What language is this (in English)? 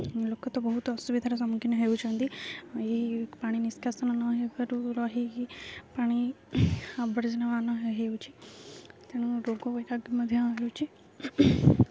Odia